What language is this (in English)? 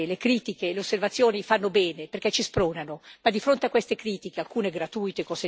Italian